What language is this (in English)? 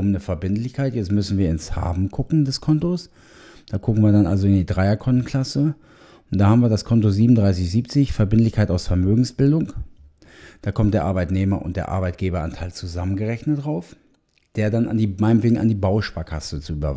German